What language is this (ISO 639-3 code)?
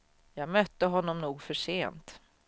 swe